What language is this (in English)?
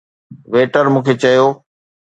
Sindhi